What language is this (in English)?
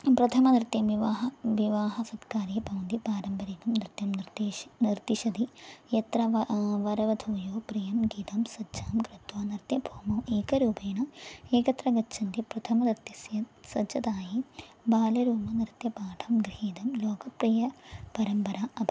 Sanskrit